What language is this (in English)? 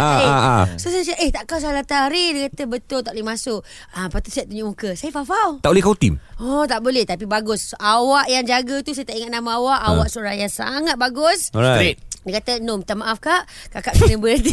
Malay